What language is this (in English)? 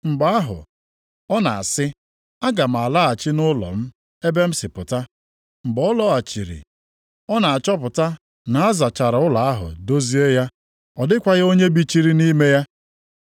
Igbo